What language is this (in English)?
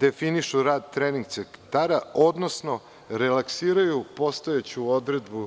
Serbian